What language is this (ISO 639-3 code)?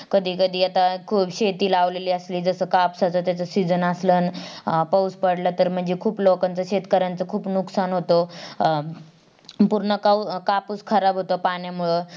mar